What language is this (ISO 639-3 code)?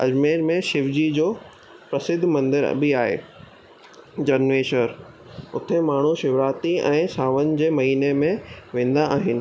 snd